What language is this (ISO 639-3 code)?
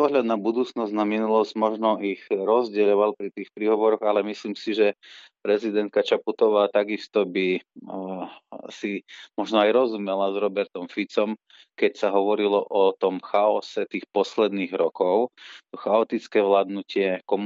slk